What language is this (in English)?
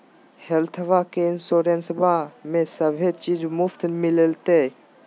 Magahi